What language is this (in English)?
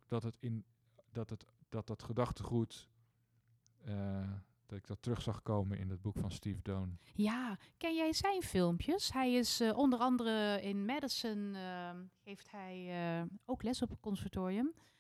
Dutch